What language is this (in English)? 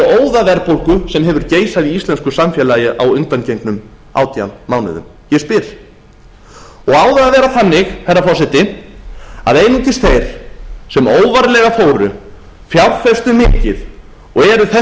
Icelandic